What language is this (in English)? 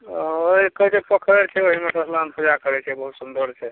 Maithili